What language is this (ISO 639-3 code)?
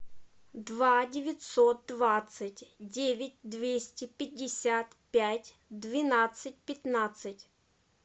rus